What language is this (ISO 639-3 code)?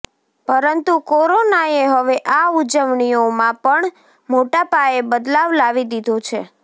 guj